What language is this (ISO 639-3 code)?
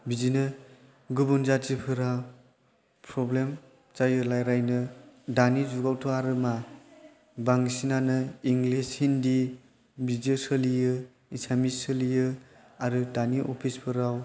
brx